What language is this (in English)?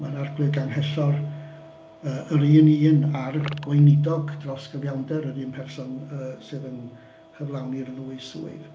Welsh